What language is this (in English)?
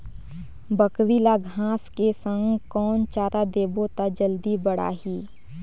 Chhattisgarhi